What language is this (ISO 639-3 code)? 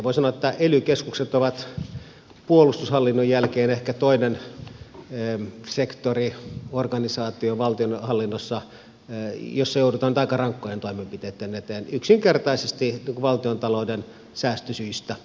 fin